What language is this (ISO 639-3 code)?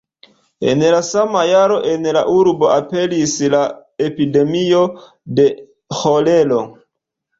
epo